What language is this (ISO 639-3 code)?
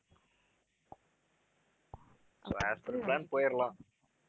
tam